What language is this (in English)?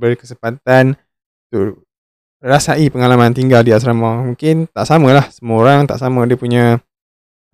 Malay